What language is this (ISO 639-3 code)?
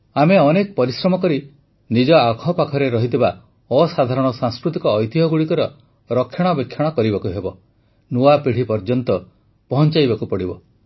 ori